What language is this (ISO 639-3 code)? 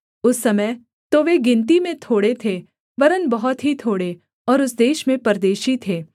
hin